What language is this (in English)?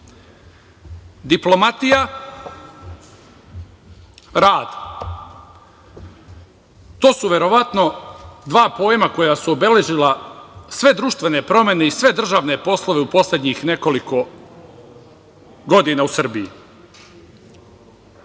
Serbian